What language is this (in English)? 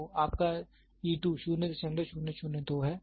Hindi